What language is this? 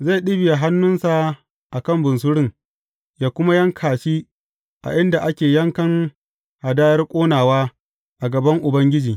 Hausa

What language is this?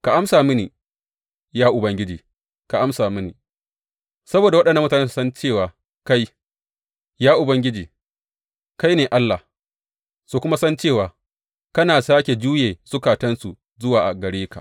Hausa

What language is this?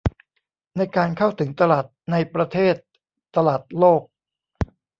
Thai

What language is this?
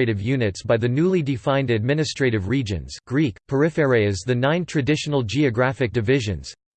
English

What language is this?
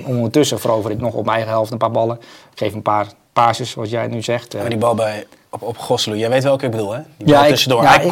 Dutch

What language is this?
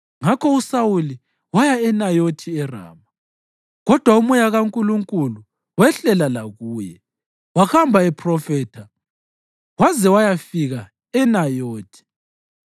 North Ndebele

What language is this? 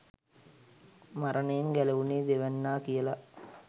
Sinhala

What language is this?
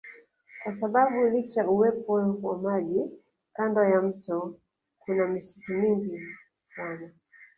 Swahili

